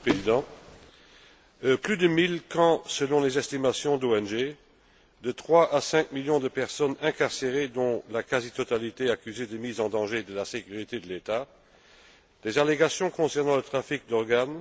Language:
French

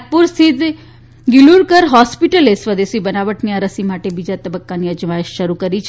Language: Gujarati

